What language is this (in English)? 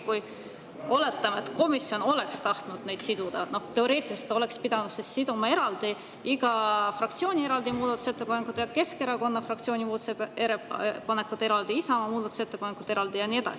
Estonian